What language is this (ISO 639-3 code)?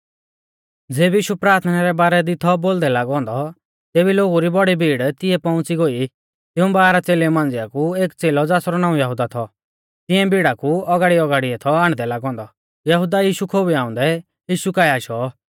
bfz